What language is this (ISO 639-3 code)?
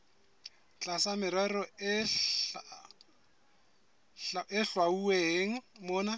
sot